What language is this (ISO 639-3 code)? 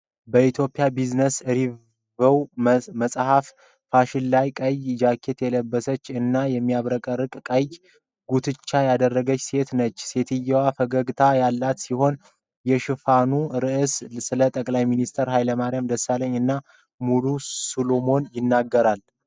amh